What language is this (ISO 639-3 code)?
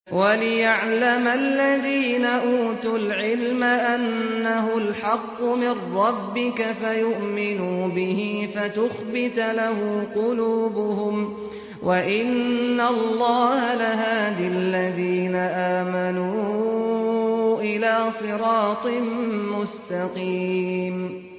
ara